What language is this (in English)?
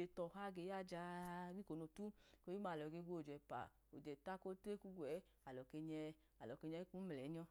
Idoma